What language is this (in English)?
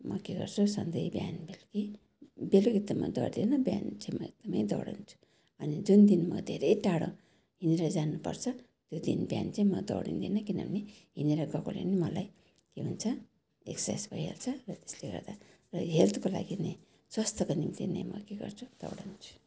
Nepali